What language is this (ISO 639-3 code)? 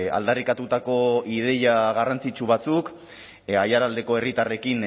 eus